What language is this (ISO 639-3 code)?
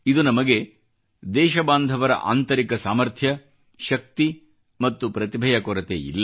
kan